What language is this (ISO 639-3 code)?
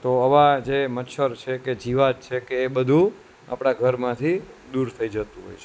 guj